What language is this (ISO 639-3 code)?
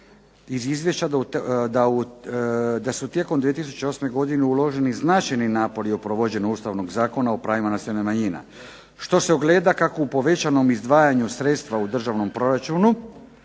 hrv